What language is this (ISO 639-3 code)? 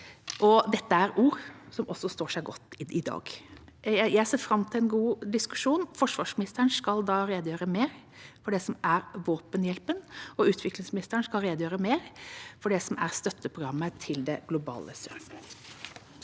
nor